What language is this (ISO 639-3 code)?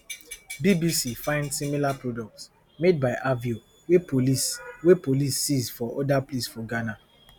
pcm